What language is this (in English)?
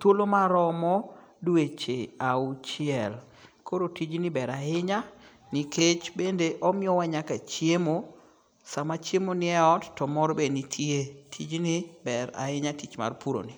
Luo (Kenya and Tanzania)